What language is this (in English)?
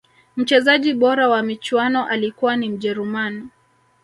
Swahili